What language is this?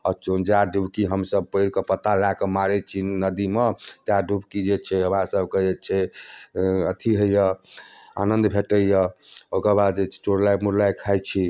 Maithili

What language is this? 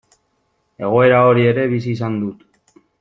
Basque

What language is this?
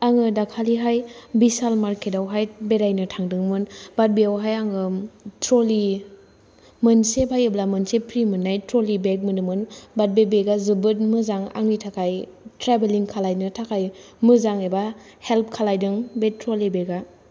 Bodo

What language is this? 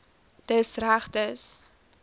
Afrikaans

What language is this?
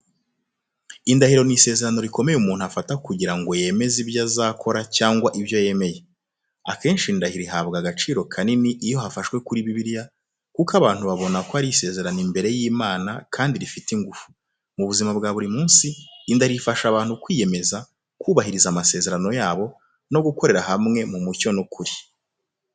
Kinyarwanda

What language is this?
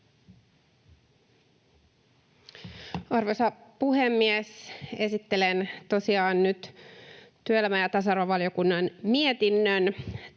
Finnish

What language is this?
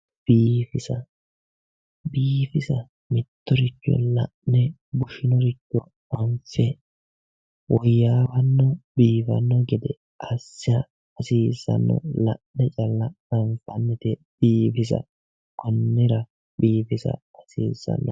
Sidamo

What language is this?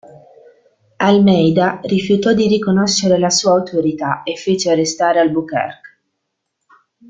Italian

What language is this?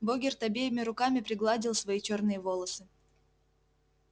Russian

